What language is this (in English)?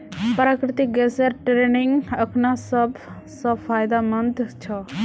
Magahi